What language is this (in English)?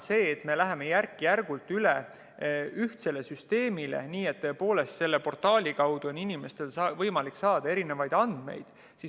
Estonian